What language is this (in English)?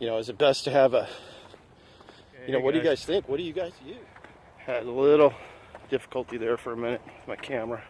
English